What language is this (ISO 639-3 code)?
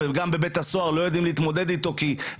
heb